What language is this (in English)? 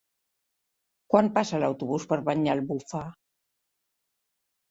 Catalan